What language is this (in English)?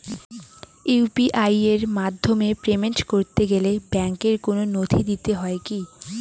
Bangla